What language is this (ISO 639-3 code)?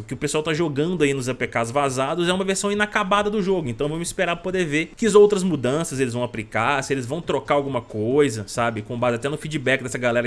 por